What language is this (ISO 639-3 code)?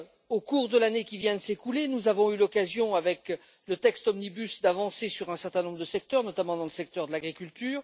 fra